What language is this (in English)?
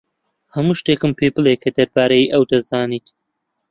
Central Kurdish